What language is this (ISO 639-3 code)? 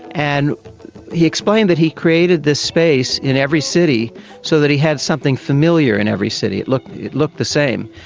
eng